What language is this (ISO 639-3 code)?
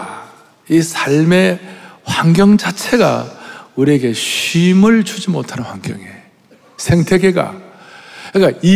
kor